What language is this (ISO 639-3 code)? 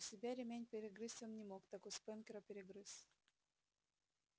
rus